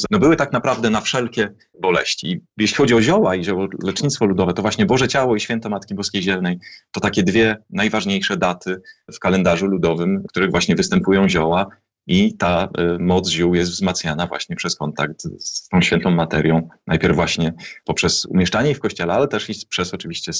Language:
Polish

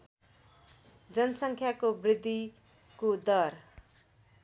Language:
Nepali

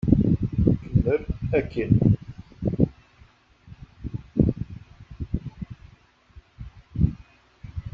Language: Kabyle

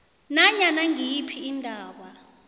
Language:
South Ndebele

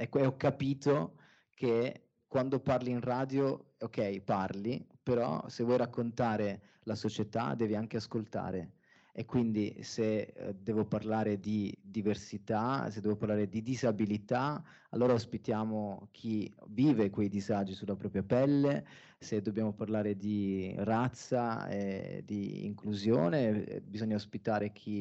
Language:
Italian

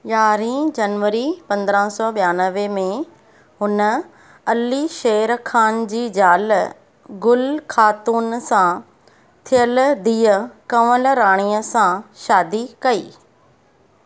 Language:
Sindhi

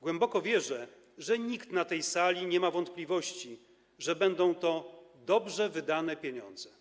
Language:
Polish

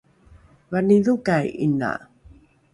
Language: Rukai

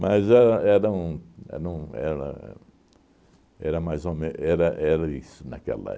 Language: Portuguese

